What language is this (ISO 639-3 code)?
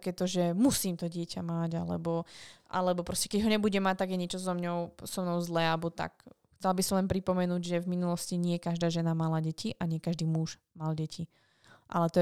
slk